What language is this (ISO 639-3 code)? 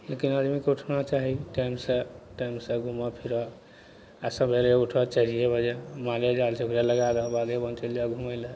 mai